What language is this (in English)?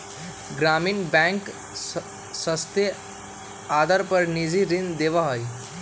Magahi